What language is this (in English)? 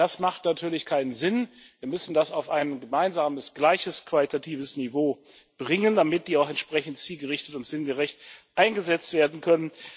German